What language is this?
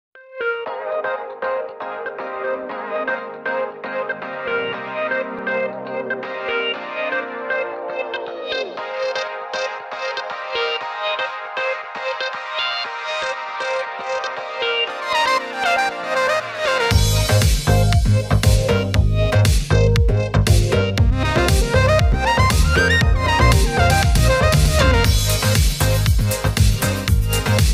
English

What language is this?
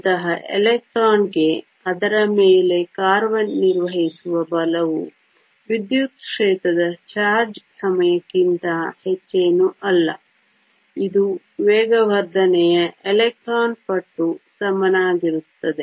Kannada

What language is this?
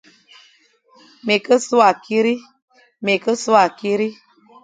Fang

